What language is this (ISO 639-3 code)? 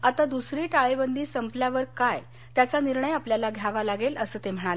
mar